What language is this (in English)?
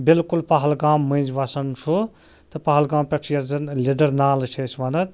Kashmiri